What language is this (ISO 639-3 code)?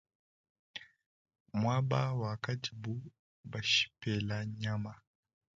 lua